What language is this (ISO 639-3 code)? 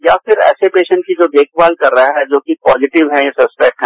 hin